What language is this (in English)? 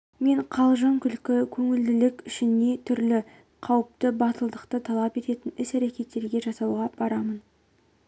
Kazakh